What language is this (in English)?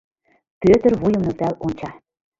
Mari